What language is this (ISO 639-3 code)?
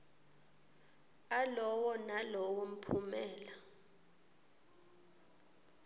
ssw